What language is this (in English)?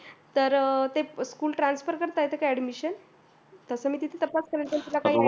Marathi